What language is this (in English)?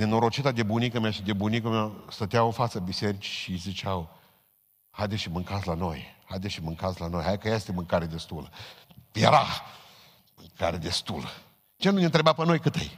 Romanian